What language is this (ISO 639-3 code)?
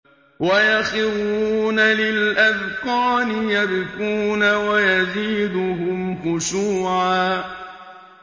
ara